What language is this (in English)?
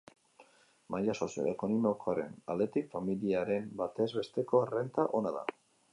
Basque